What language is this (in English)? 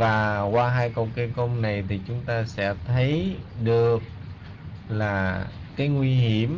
Vietnamese